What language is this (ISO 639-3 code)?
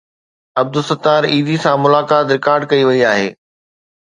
snd